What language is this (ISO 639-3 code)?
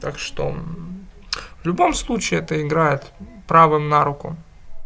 rus